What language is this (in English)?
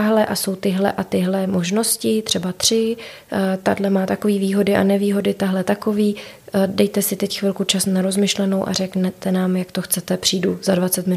Czech